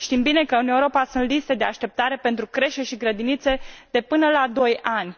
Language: Romanian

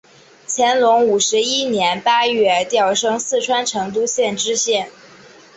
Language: Chinese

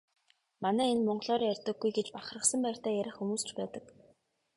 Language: Mongolian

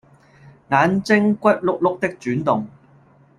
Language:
Cantonese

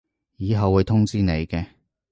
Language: Cantonese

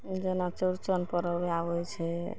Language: Maithili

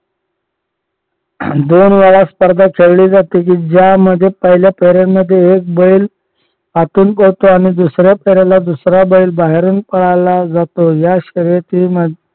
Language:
Marathi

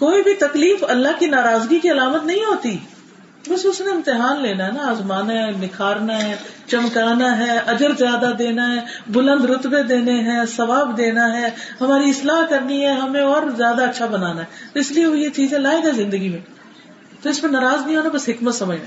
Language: Urdu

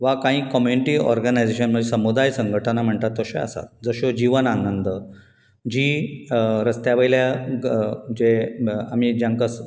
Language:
Konkani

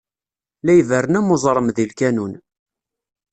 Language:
Kabyle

